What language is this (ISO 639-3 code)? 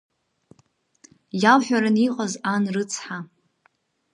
abk